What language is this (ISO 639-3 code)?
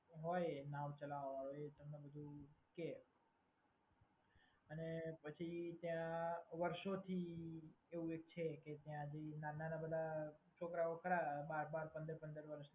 guj